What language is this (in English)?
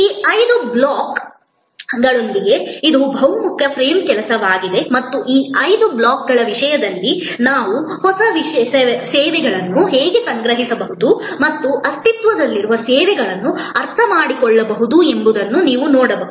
Kannada